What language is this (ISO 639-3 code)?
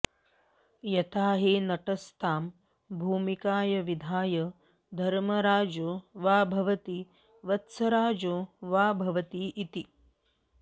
san